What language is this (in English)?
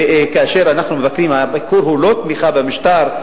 Hebrew